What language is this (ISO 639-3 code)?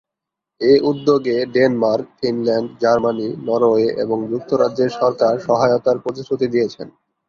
ben